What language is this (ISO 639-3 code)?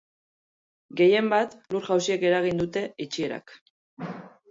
eus